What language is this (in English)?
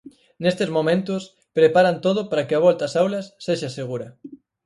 Galician